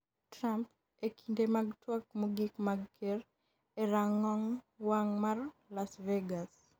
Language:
Luo (Kenya and Tanzania)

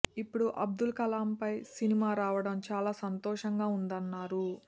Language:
Telugu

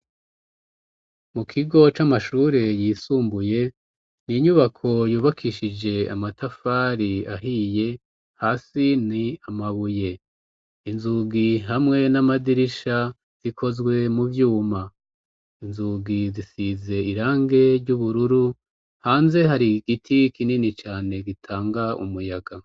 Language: Rundi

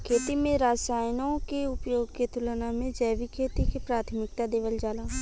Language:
Bhojpuri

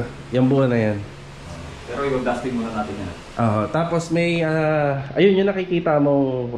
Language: Filipino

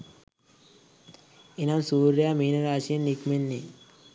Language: Sinhala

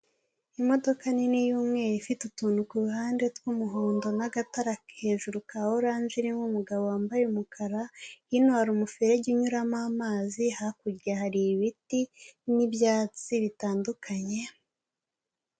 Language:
Kinyarwanda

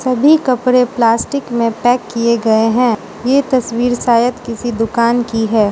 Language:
Hindi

